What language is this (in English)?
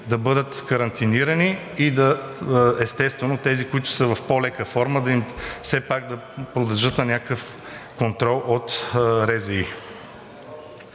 Bulgarian